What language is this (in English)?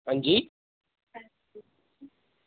Dogri